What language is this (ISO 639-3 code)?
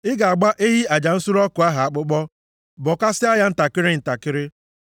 ibo